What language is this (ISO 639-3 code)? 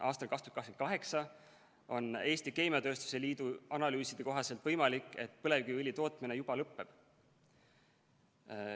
est